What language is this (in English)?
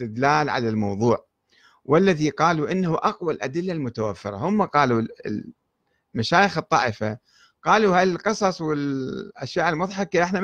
Arabic